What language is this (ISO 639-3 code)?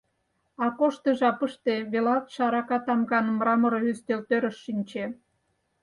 chm